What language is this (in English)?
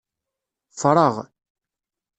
Kabyle